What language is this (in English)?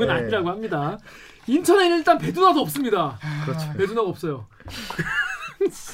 Korean